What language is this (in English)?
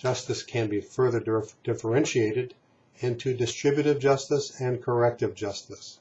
English